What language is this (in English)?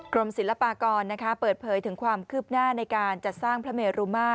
Thai